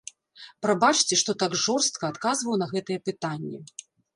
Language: Belarusian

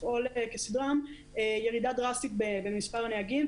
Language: Hebrew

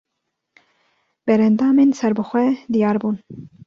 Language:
Kurdish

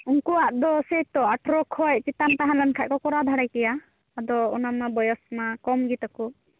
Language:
Santali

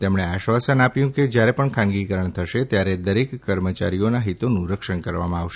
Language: Gujarati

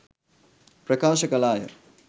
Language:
Sinhala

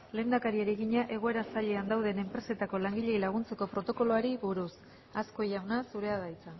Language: Basque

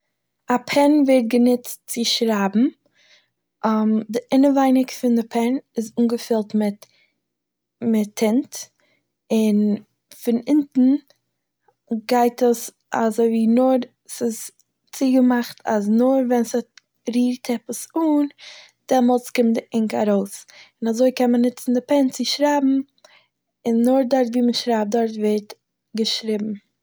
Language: Yiddish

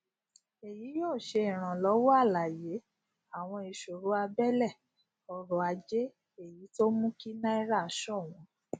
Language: Yoruba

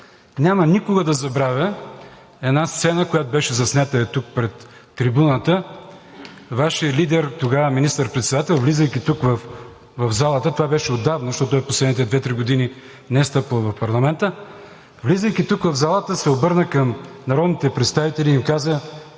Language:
Bulgarian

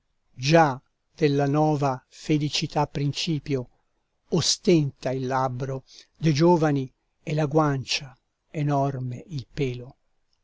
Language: Italian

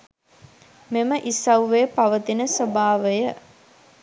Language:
Sinhala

